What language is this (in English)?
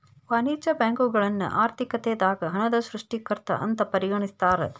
Kannada